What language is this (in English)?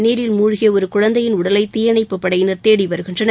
Tamil